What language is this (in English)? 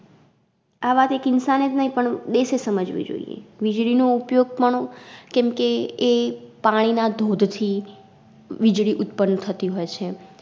Gujarati